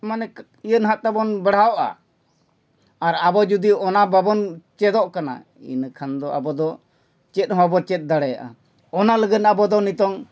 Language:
Santali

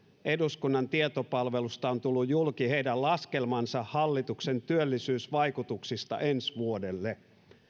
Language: Finnish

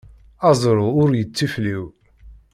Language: Kabyle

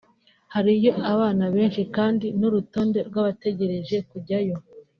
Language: Kinyarwanda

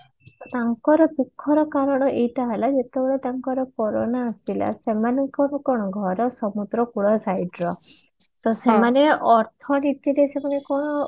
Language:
Odia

